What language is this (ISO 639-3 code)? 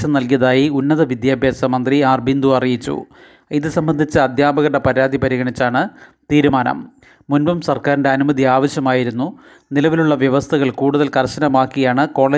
mal